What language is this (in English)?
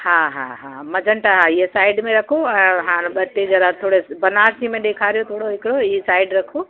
Sindhi